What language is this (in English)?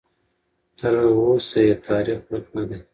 Pashto